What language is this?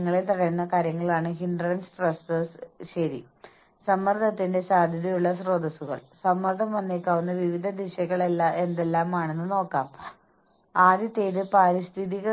Malayalam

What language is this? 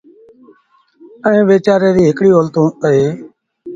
Sindhi Bhil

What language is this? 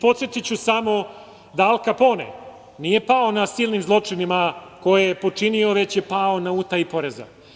Serbian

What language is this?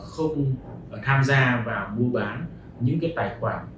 Vietnamese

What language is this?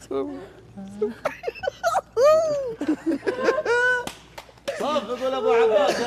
Arabic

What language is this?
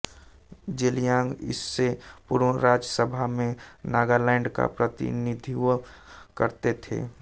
Hindi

